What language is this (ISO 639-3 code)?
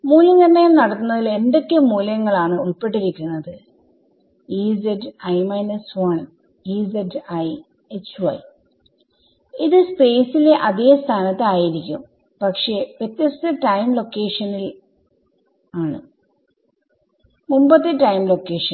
mal